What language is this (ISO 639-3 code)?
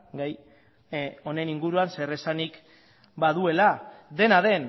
eus